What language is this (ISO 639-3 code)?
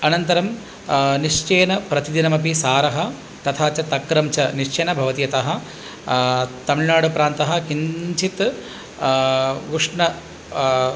san